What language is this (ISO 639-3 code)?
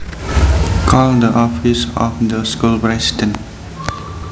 jav